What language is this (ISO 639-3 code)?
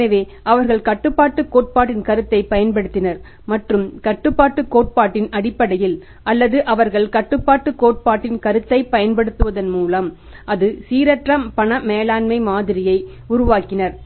tam